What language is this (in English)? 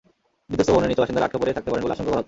Bangla